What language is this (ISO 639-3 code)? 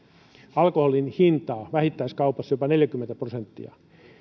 fin